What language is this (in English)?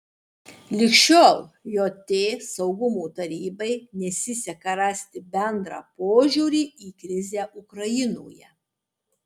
Lithuanian